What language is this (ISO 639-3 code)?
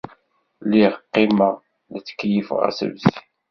kab